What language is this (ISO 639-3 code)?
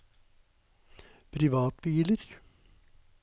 nor